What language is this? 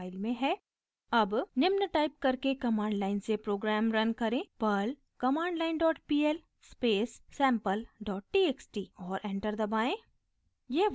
Hindi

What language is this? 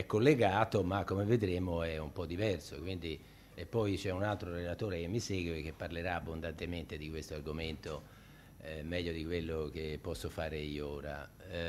Italian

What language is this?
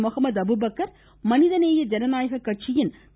Tamil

